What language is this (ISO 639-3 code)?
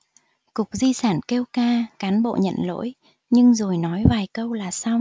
vie